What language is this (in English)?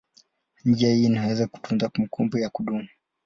Swahili